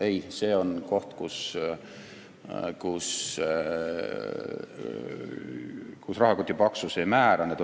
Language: Estonian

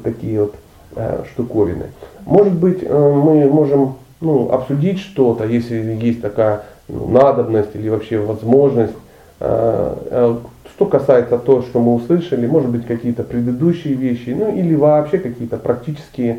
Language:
Russian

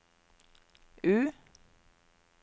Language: Norwegian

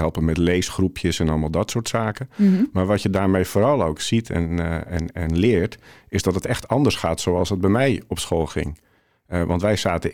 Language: Dutch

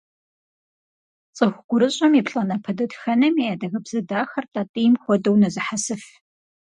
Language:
Kabardian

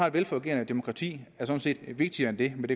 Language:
Danish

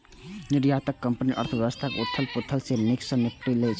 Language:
Maithili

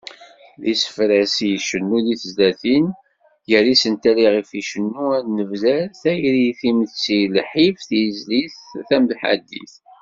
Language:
Kabyle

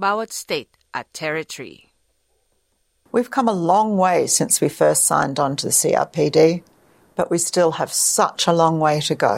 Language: Filipino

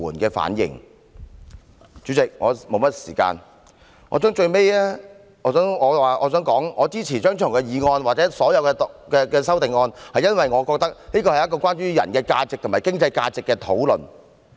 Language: Cantonese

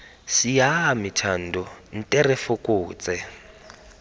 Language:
Tswana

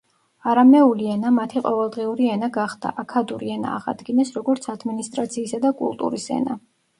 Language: Georgian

